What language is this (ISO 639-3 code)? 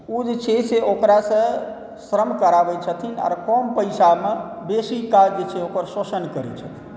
mai